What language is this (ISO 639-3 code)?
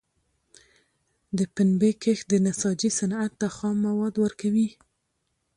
pus